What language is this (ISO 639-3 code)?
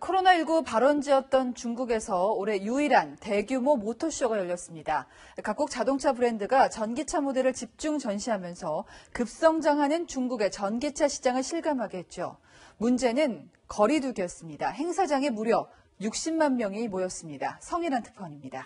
kor